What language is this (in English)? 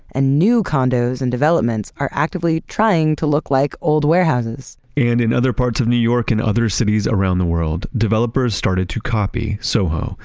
English